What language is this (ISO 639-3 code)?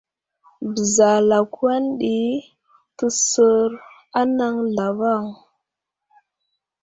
udl